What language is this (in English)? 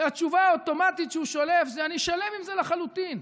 Hebrew